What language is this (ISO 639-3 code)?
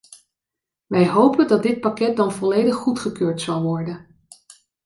nld